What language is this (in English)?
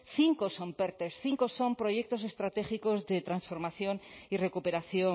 Spanish